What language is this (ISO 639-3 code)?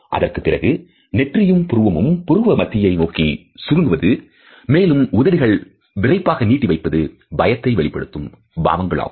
tam